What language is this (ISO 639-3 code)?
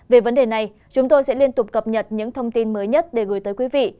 vie